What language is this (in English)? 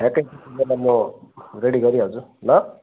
Nepali